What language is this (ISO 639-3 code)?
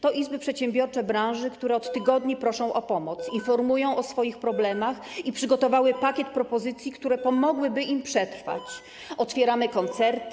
pol